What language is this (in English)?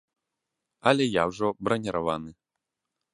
Belarusian